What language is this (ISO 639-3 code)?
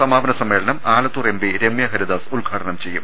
mal